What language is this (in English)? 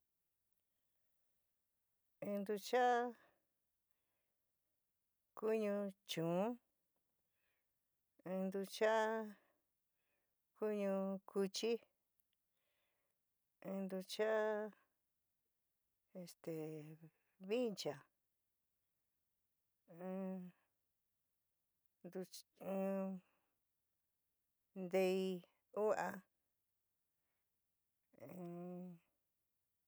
San Miguel El Grande Mixtec